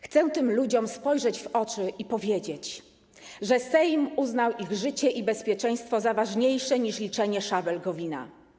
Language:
Polish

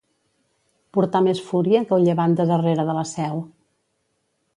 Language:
Catalan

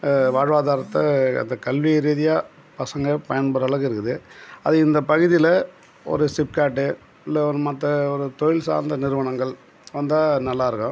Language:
Tamil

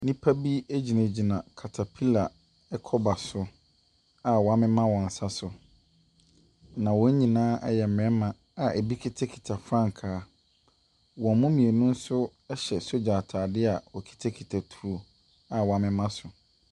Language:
Akan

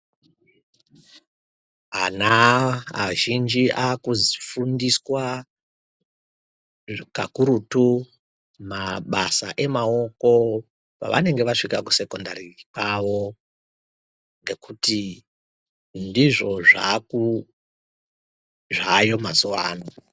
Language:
Ndau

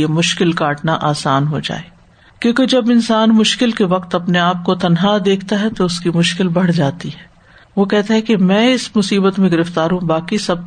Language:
Urdu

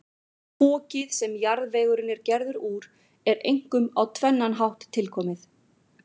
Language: Icelandic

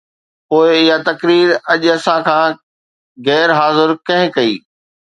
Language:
Sindhi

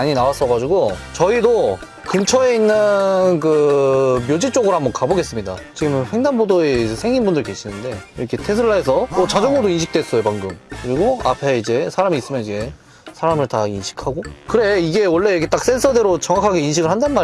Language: Korean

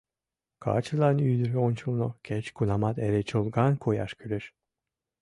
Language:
Mari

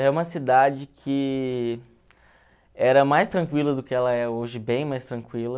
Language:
Portuguese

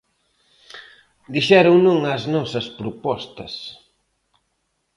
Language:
Galician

